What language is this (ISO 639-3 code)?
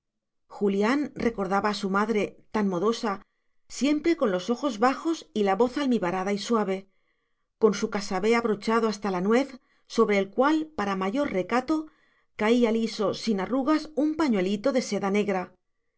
spa